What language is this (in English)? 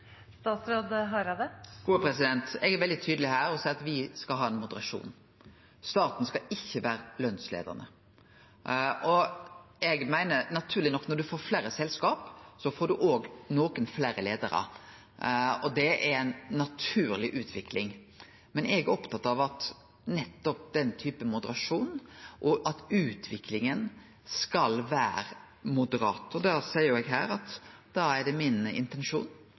Norwegian Nynorsk